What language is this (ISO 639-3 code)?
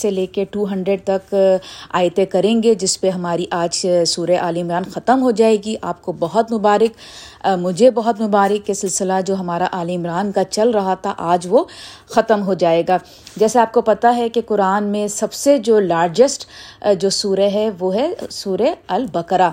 urd